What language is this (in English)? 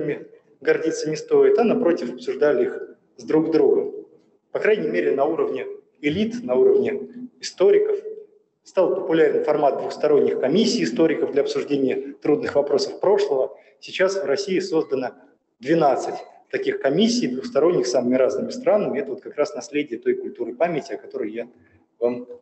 Russian